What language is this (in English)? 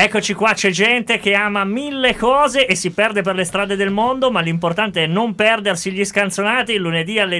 Italian